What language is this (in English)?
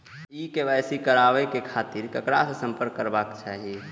Maithili